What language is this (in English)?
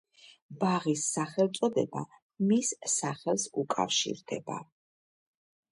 Georgian